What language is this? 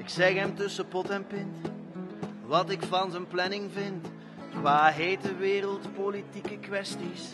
Dutch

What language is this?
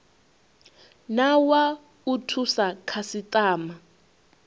Venda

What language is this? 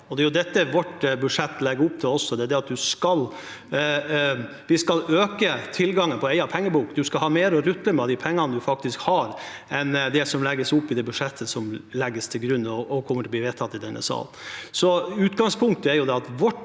Norwegian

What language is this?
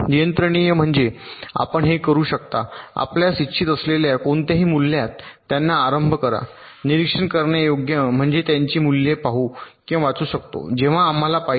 Marathi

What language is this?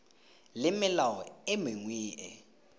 Tswana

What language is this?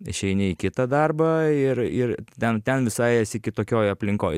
Lithuanian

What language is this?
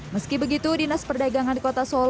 Indonesian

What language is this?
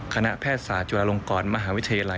Thai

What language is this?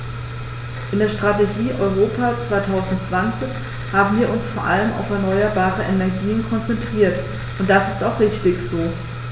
German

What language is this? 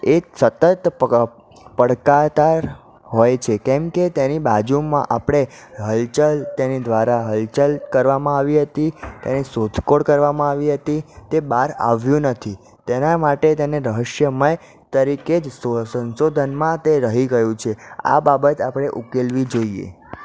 Gujarati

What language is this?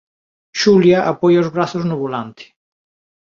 Galician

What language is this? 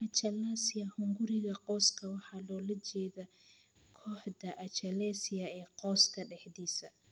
Somali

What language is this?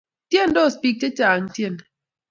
Kalenjin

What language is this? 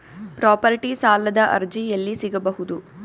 Kannada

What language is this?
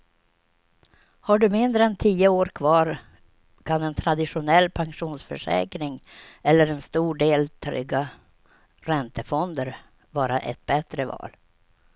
Swedish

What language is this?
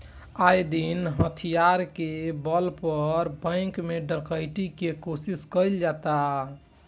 Bhojpuri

